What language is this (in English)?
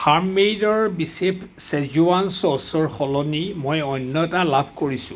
Assamese